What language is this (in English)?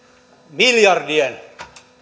Finnish